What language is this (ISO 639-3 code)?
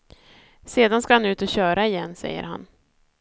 swe